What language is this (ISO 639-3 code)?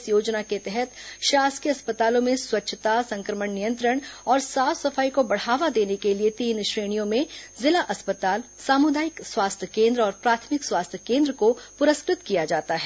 hin